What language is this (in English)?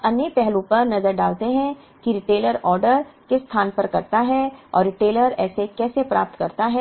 Hindi